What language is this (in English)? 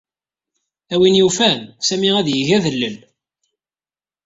Kabyle